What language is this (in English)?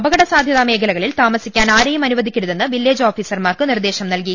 Malayalam